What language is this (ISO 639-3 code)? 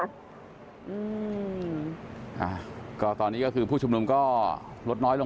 tha